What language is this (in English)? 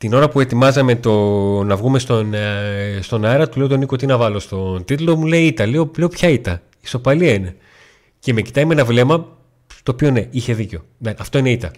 Greek